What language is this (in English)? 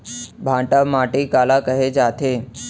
Chhattisgarhi